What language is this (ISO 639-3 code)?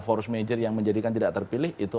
ind